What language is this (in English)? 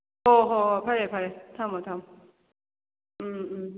Manipuri